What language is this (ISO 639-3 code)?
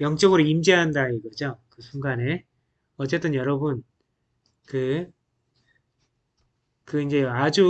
kor